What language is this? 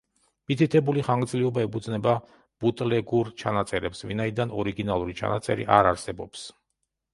Georgian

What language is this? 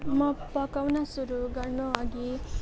Nepali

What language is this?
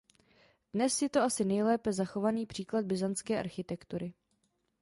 Czech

